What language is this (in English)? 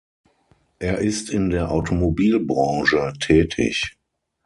German